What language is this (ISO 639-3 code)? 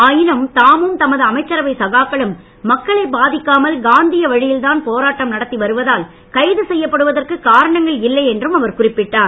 tam